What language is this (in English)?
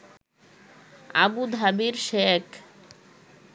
Bangla